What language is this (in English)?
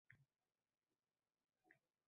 Uzbek